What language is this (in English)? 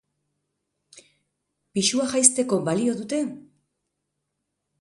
Basque